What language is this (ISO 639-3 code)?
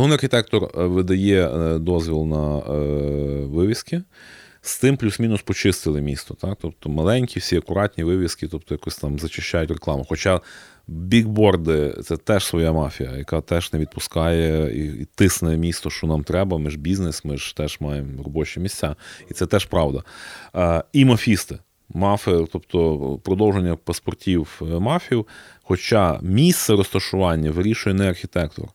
ukr